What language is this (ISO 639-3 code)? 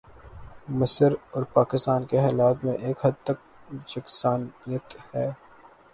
urd